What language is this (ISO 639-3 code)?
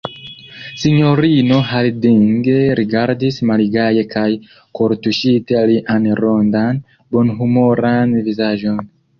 epo